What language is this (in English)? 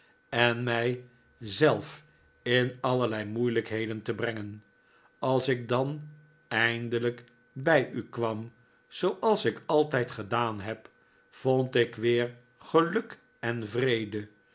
Dutch